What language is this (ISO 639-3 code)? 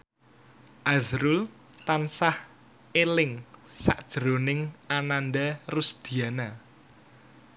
jav